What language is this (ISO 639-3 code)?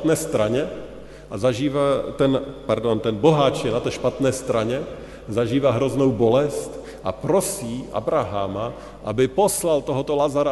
ces